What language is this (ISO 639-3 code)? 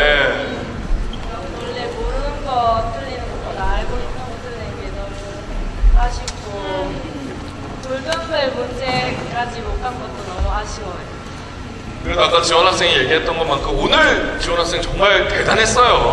kor